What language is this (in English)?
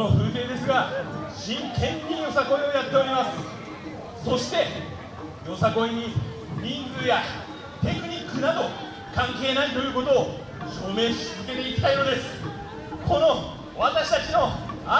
Japanese